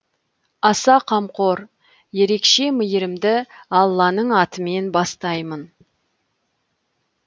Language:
Kazakh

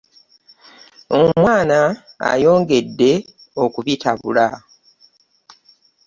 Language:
Ganda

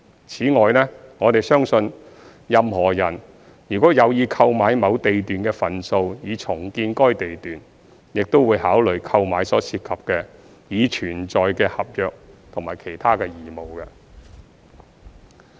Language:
Cantonese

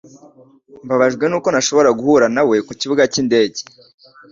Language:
Kinyarwanda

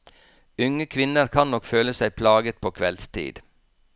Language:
Norwegian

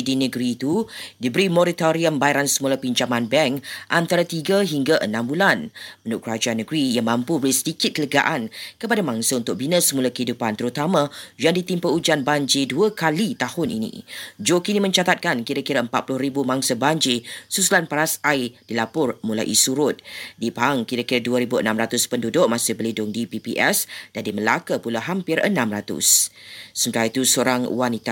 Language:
Malay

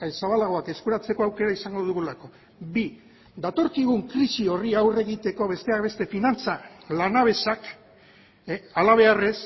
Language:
Basque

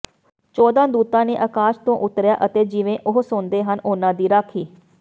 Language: Punjabi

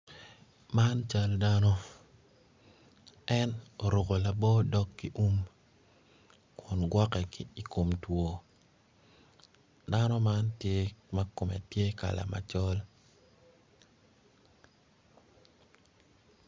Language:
Acoli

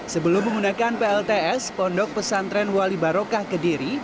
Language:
Indonesian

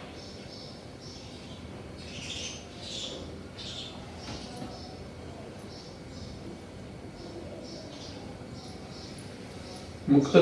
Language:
English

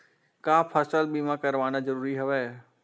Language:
Chhattisgarhi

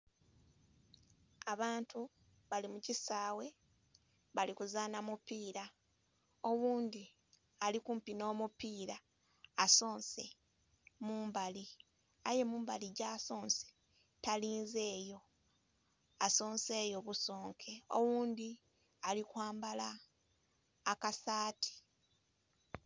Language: Soga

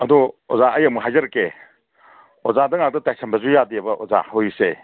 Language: Manipuri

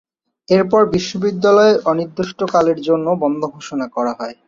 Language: Bangla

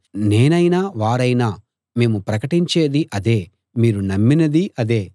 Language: Telugu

